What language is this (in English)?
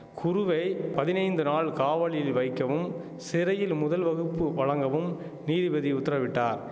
Tamil